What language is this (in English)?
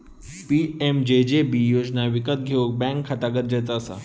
Marathi